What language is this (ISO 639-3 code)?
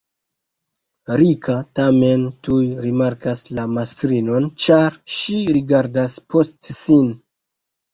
epo